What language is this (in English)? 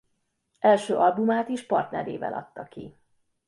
Hungarian